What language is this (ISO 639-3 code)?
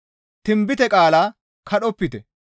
gmv